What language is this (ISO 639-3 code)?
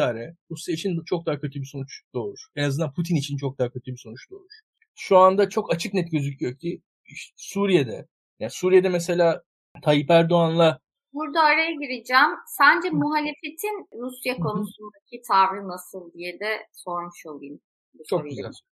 tur